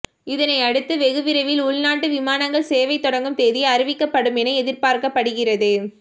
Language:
Tamil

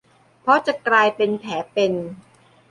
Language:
Thai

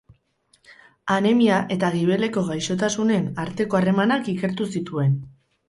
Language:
Basque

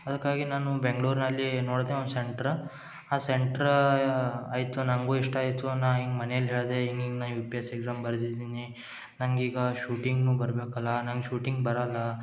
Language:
Kannada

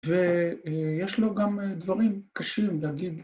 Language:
Hebrew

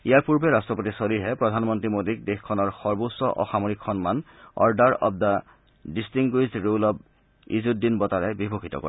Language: Assamese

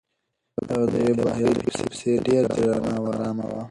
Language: Pashto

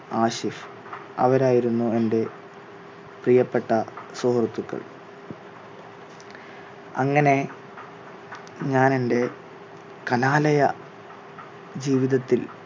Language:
Malayalam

